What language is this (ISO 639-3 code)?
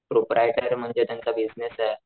mar